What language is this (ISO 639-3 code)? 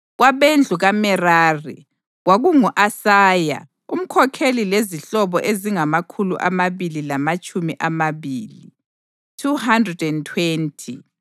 nde